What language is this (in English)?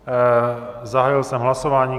Czech